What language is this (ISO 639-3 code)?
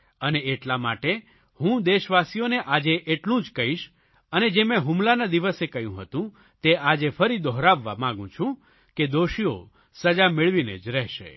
guj